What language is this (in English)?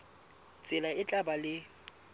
Southern Sotho